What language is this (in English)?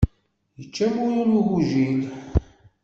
Kabyle